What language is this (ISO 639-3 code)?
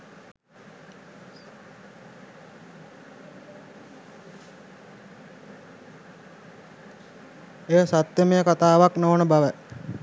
sin